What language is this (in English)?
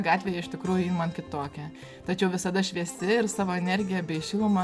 Lithuanian